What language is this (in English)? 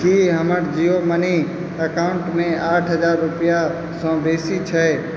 Maithili